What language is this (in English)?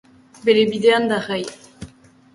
Basque